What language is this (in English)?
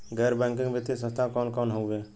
Bhojpuri